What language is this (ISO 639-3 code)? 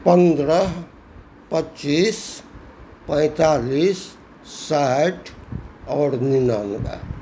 mai